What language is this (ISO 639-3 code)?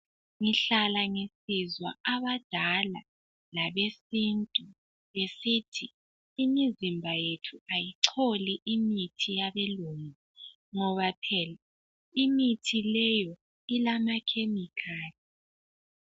nde